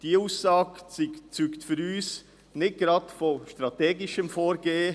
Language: Swiss German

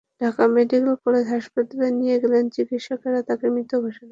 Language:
Bangla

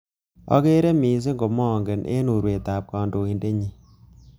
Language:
Kalenjin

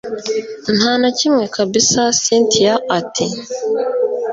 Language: Kinyarwanda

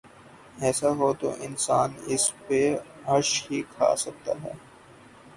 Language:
Urdu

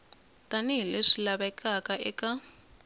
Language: Tsonga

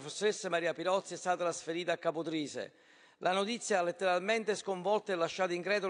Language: Italian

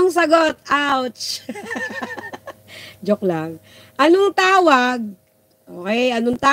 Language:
Filipino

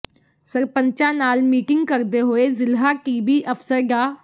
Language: Punjabi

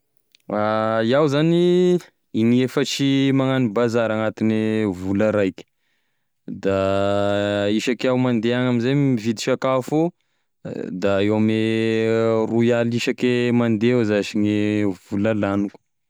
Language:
Tesaka Malagasy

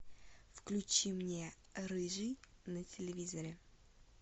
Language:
Russian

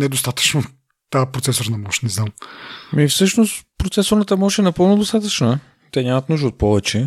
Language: Bulgarian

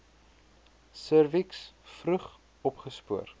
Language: Afrikaans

